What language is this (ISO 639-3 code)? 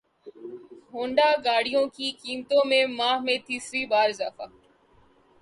urd